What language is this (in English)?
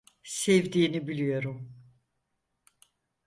Turkish